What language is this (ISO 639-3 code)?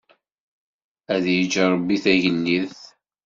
kab